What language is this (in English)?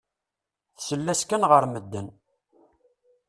Kabyle